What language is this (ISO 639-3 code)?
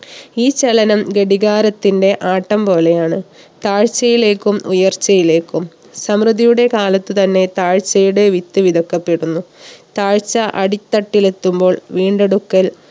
mal